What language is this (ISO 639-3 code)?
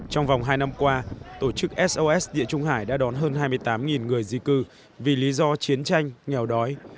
vie